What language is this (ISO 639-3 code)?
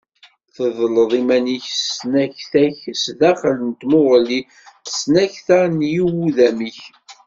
kab